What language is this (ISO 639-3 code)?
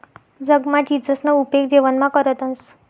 mar